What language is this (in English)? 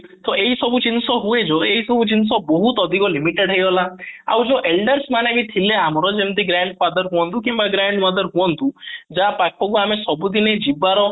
Odia